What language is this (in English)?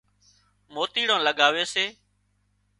Wadiyara Koli